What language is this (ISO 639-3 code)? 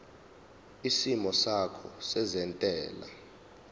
zul